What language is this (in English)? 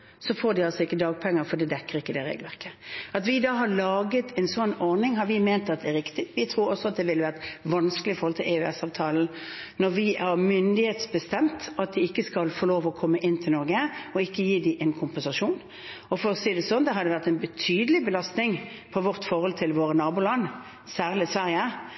Norwegian Bokmål